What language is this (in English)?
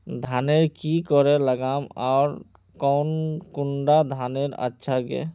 Magahi